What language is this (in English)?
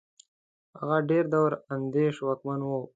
Pashto